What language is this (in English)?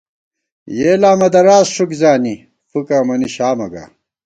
Gawar-Bati